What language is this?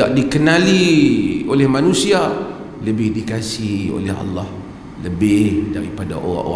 Malay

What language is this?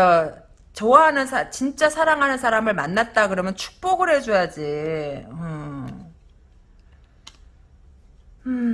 Korean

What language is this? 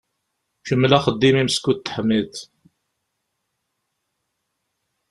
Kabyle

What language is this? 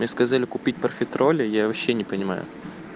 Russian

